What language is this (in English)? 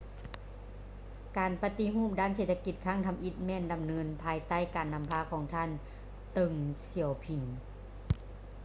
Lao